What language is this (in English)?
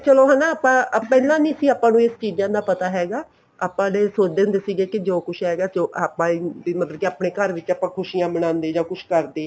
Punjabi